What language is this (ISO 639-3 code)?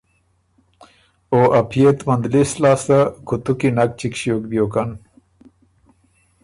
oru